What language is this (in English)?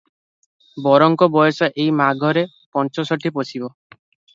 Odia